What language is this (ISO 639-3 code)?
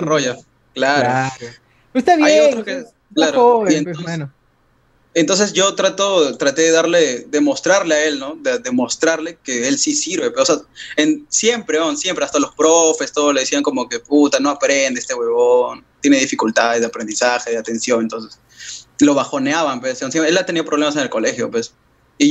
spa